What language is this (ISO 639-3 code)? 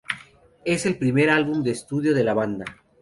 spa